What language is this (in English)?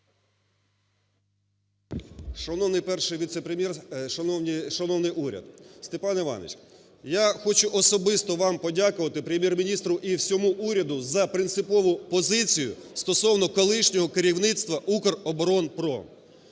Ukrainian